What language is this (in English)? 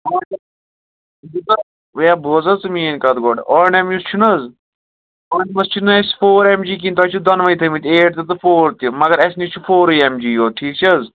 Kashmiri